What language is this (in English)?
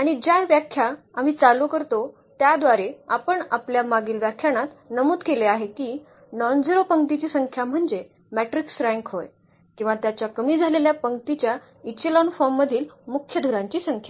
Marathi